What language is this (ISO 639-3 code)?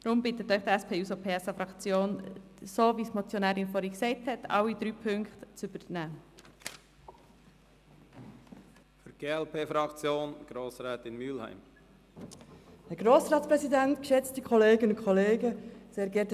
gsw